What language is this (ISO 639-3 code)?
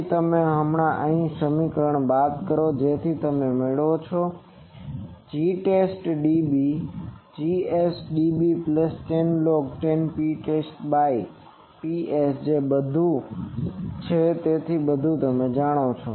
guj